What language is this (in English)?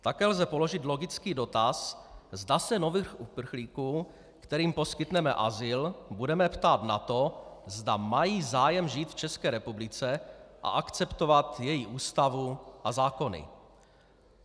Czech